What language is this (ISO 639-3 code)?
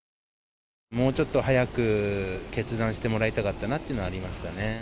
jpn